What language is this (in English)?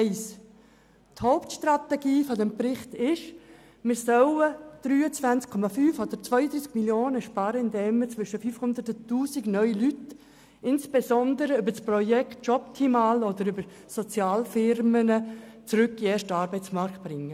Swiss German